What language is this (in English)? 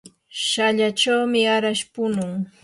Yanahuanca Pasco Quechua